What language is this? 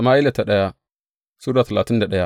Hausa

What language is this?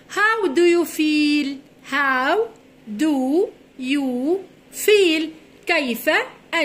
Arabic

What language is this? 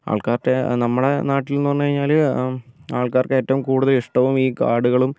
Malayalam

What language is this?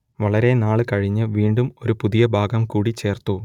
Malayalam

